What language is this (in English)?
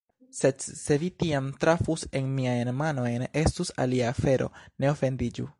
Esperanto